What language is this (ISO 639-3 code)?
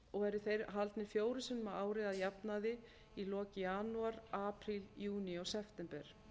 isl